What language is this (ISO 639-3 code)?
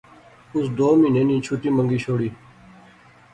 phr